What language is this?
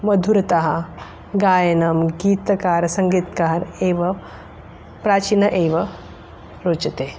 Sanskrit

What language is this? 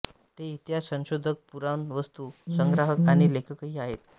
Marathi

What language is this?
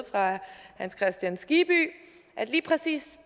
Danish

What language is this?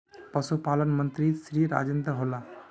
Magahi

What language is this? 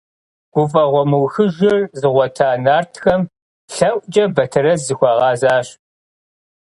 Kabardian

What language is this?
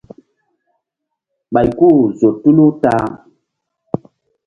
Mbum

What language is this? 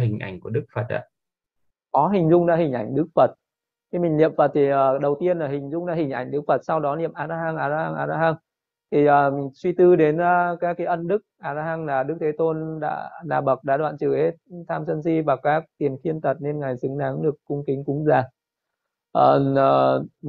Vietnamese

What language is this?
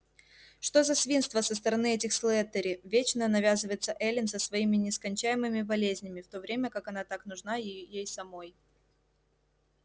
Russian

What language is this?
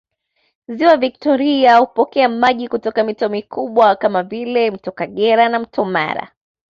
Swahili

